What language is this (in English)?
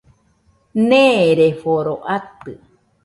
Nüpode Huitoto